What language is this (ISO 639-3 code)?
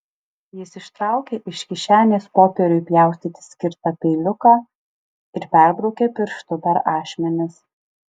lit